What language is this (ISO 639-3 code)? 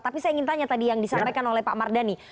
ind